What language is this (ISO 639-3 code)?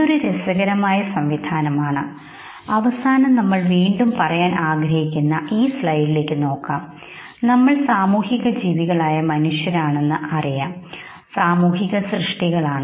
mal